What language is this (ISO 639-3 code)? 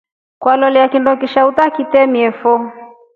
rof